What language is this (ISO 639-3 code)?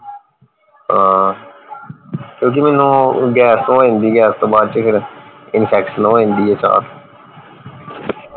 pan